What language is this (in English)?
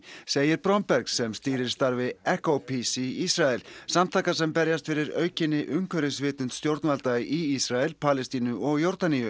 Icelandic